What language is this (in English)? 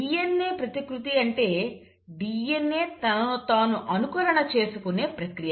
Telugu